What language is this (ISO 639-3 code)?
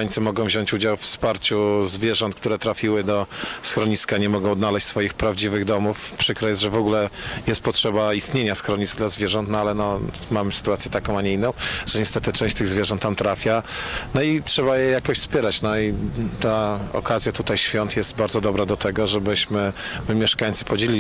pol